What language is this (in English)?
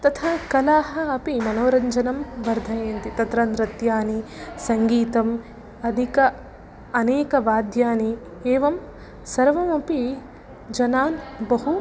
Sanskrit